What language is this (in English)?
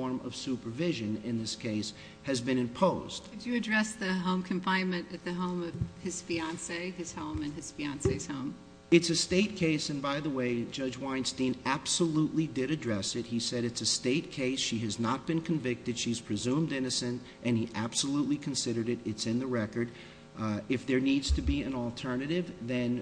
English